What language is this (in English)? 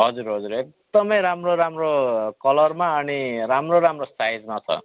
Nepali